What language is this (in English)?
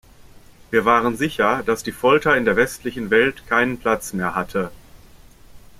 German